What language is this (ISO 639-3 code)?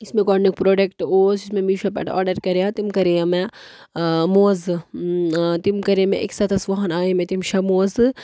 kas